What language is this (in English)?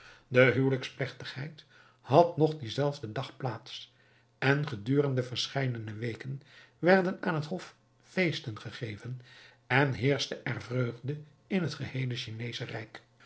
Dutch